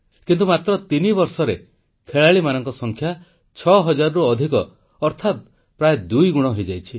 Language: Odia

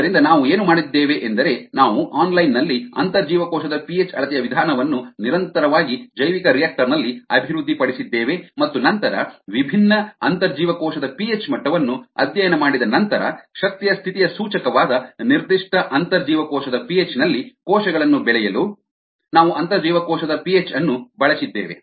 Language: Kannada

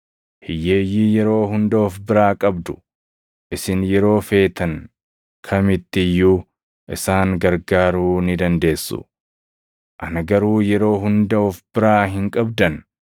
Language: Oromo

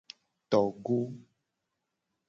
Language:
Gen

